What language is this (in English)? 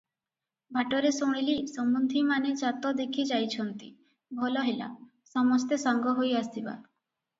Odia